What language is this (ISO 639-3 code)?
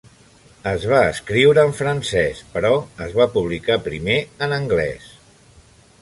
cat